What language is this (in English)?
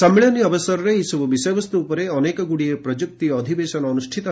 Odia